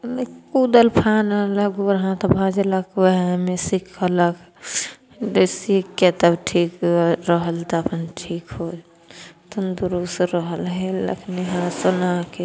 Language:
Maithili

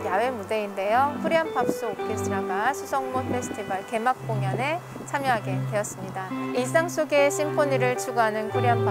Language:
Korean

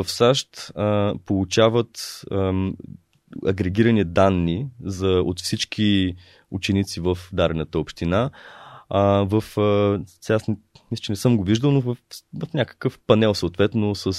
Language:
Bulgarian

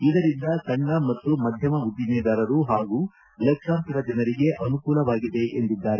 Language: Kannada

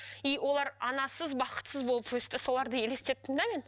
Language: Kazakh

